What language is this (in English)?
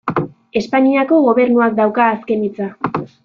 Basque